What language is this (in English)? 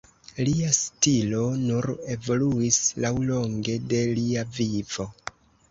Esperanto